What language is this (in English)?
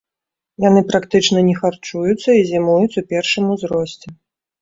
Belarusian